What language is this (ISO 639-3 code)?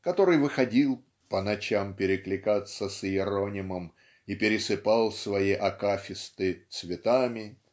rus